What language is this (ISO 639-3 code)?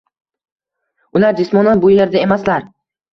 uzb